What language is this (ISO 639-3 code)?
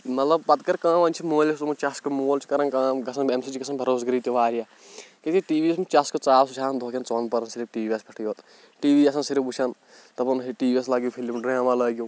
kas